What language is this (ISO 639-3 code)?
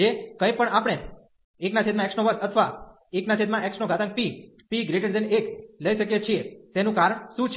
guj